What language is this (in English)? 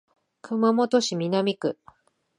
Japanese